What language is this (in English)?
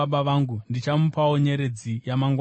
Shona